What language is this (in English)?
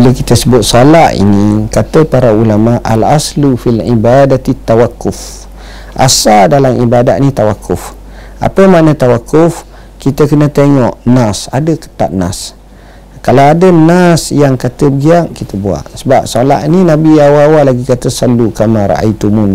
Malay